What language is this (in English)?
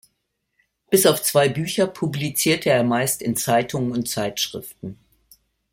German